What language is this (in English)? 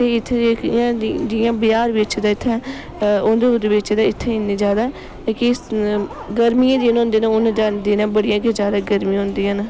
Dogri